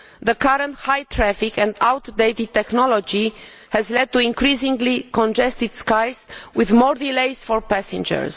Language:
English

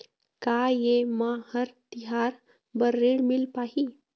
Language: Chhattisgarhi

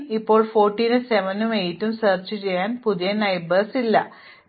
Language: Malayalam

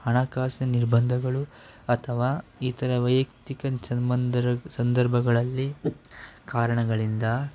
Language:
Kannada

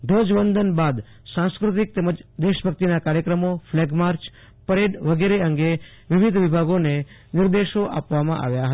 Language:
Gujarati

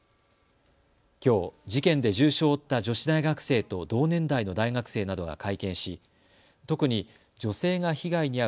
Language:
Japanese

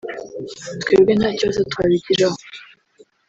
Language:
Kinyarwanda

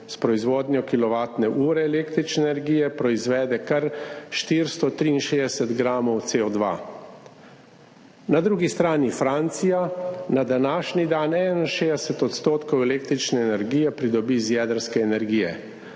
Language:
Slovenian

